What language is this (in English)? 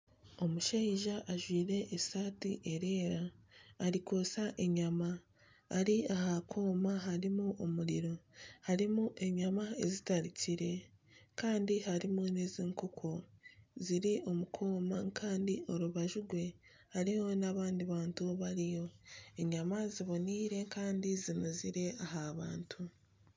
Nyankole